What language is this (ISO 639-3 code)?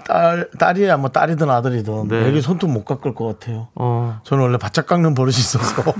kor